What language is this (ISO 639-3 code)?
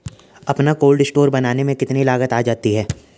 hin